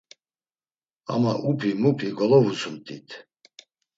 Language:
Laz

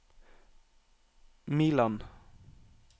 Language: Norwegian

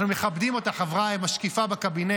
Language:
Hebrew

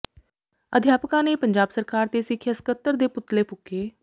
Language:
Punjabi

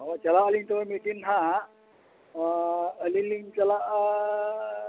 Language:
Santali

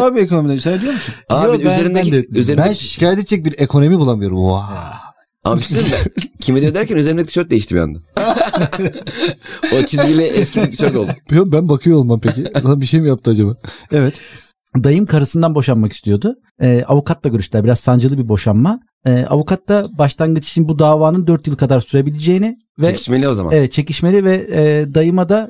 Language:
Turkish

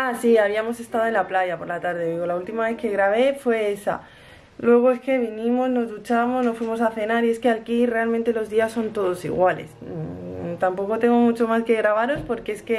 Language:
Spanish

